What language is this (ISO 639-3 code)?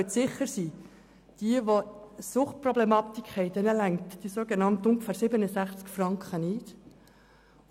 gsw